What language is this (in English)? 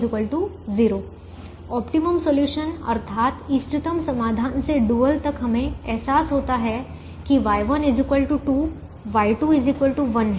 Hindi